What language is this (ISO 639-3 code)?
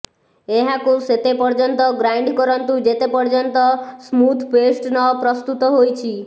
ori